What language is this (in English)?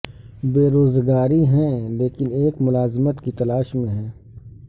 Urdu